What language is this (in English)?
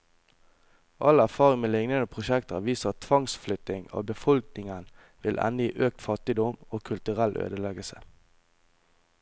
Norwegian